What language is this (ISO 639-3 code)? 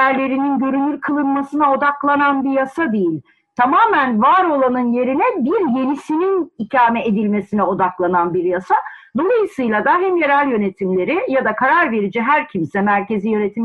tur